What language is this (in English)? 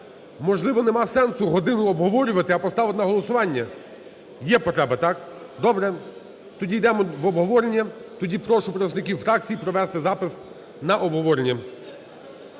Ukrainian